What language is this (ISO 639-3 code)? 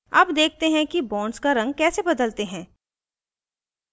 hin